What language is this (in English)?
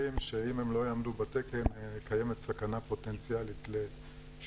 Hebrew